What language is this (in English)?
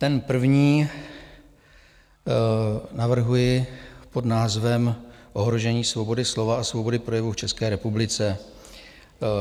Czech